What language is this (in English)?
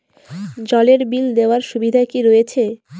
Bangla